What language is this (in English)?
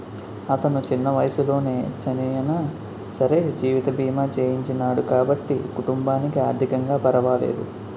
Telugu